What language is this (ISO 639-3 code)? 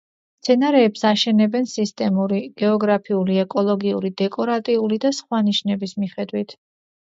kat